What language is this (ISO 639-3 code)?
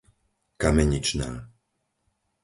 slk